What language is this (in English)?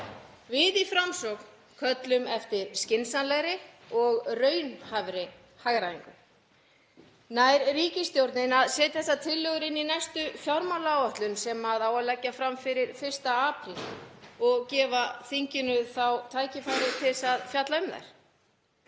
Icelandic